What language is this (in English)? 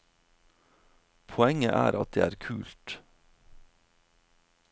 Norwegian